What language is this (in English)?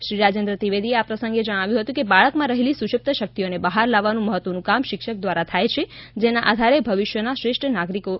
Gujarati